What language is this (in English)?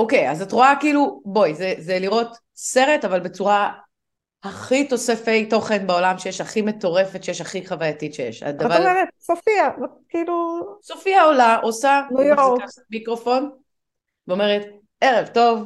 Hebrew